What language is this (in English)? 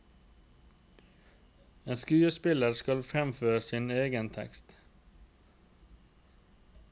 Norwegian